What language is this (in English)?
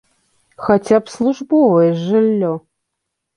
Belarusian